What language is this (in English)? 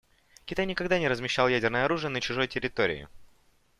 Russian